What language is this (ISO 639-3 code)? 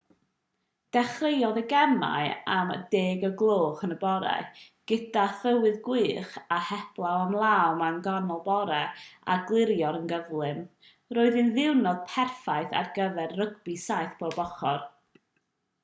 cym